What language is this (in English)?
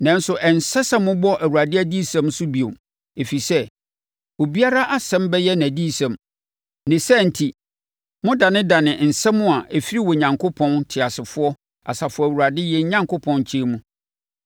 Akan